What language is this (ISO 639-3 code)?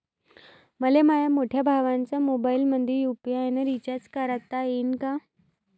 mar